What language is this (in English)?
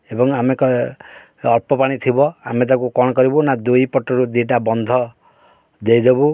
Odia